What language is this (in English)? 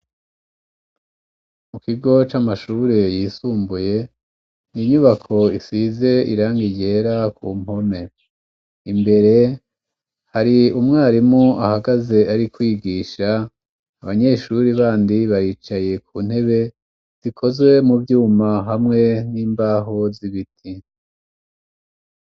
Rundi